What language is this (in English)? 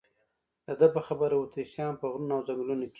Pashto